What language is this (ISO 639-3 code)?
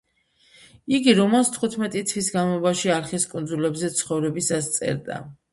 kat